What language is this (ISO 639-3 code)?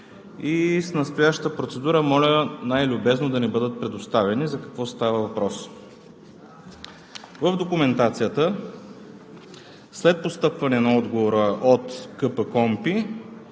bul